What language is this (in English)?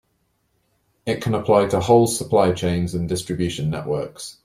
English